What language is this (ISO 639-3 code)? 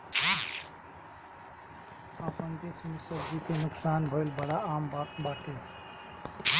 bho